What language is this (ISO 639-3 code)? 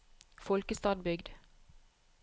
nor